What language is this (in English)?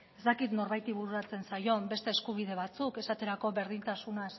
Basque